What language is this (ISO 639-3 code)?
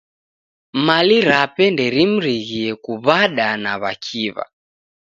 dav